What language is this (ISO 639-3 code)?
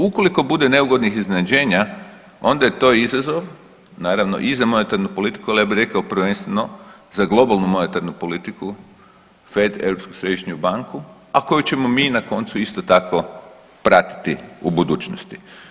hrv